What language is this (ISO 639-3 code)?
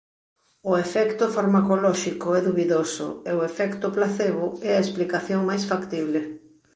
glg